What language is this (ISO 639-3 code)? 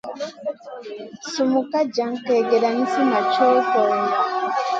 mcn